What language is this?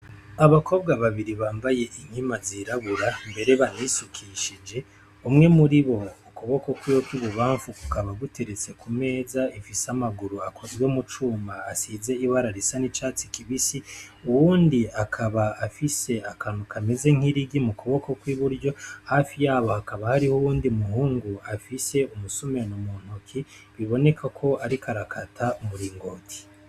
Rundi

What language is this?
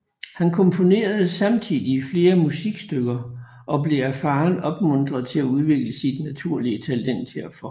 Danish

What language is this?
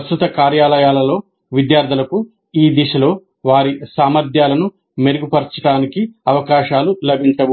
Telugu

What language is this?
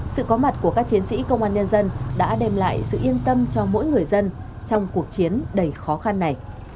Vietnamese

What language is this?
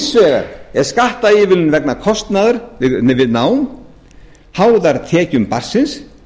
Icelandic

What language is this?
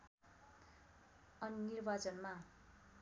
Nepali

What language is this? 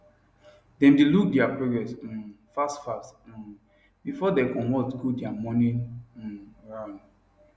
Nigerian Pidgin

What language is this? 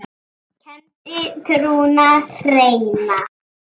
Icelandic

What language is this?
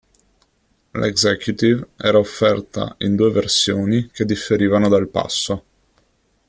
Italian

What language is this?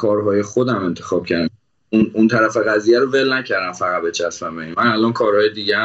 Persian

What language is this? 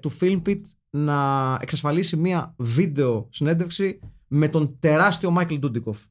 Greek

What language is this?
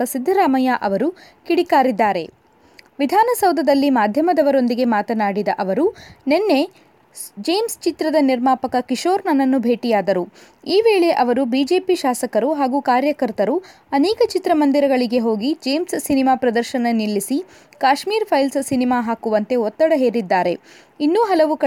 Kannada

